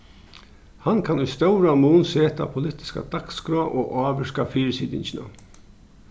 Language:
Faroese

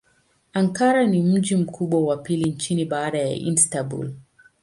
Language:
Swahili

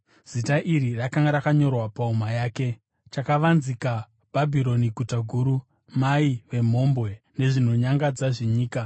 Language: Shona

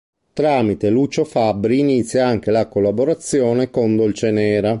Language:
Italian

